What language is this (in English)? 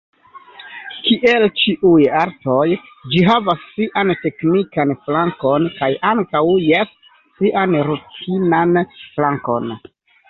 Esperanto